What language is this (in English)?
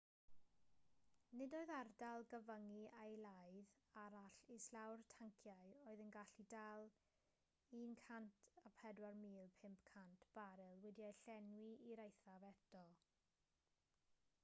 Welsh